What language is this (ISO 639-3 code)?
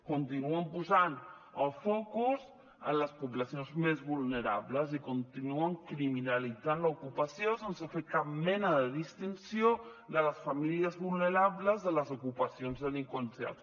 cat